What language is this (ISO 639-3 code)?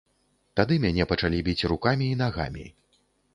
bel